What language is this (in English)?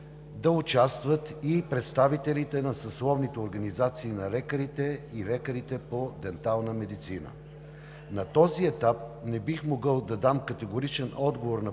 Bulgarian